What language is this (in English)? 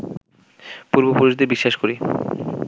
Bangla